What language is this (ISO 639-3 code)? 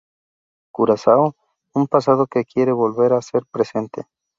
spa